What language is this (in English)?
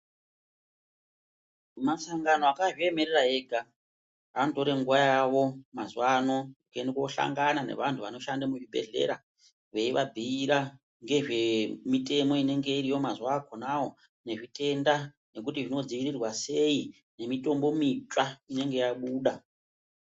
Ndau